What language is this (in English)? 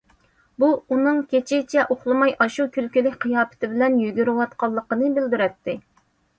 Uyghur